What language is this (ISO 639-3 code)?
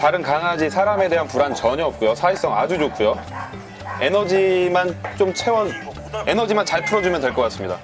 kor